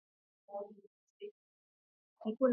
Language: Swahili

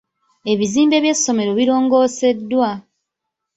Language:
Ganda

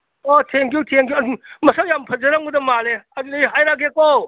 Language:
Manipuri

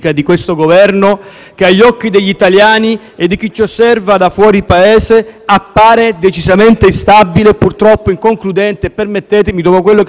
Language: Italian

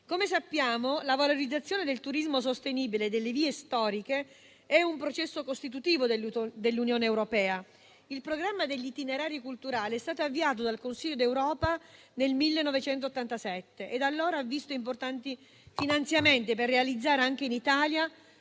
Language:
Italian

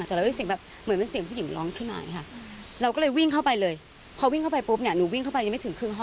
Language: Thai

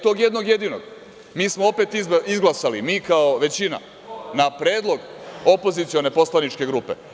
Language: Serbian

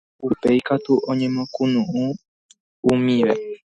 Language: Guarani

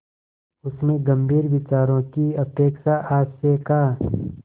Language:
Hindi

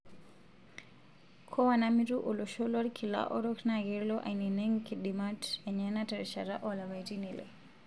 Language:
Masai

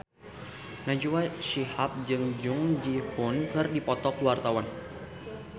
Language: Sundanese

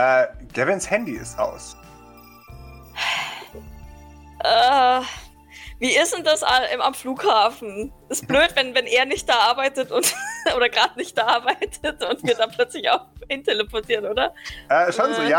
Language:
German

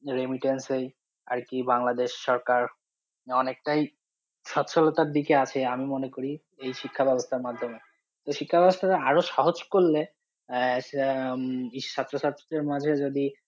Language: Bangla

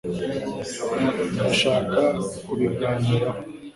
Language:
Kinyarwanda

